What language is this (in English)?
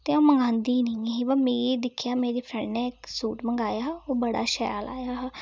Dogri